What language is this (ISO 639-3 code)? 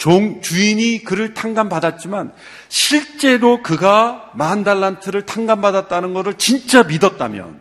kor